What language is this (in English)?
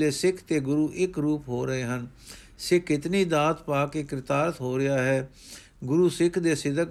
Punjabi